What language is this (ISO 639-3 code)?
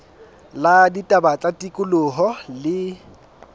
sot